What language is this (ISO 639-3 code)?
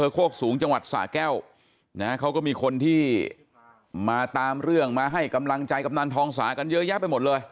tha